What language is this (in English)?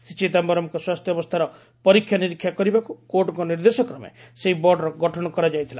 Odia